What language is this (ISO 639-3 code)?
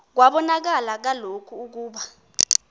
xho